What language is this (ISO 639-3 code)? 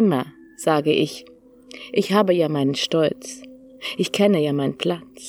deu